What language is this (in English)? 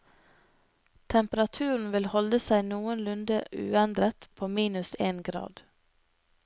Norwegian